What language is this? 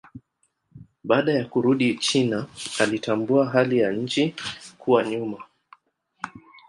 Swahili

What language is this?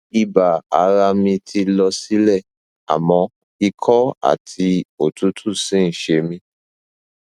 Yoruba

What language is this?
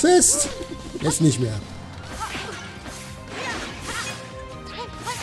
German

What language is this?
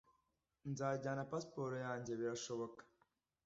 Kinyarwanda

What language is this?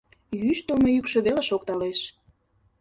Mari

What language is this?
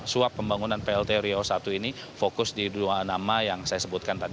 Indonesian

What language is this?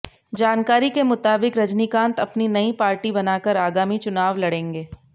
Hindi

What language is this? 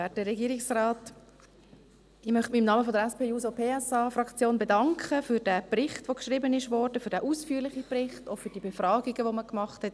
Swiss German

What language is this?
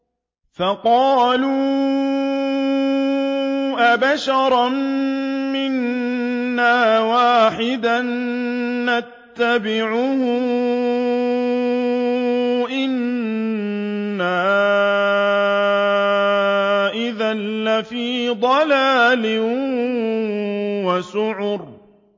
Arabic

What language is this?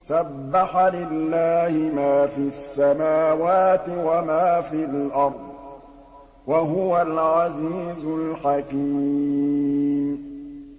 Arabic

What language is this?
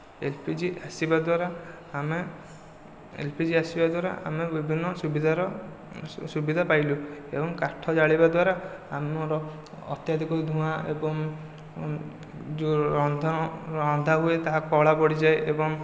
Odia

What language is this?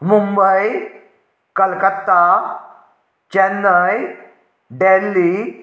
Konkani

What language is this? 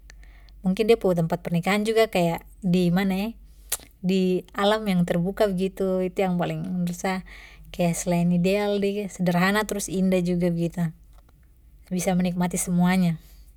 Papuan Malay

